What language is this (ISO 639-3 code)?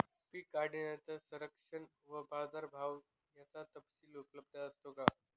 mar